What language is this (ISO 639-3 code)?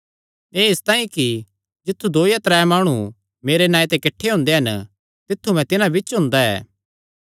xnr